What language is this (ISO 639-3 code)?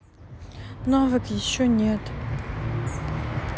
rus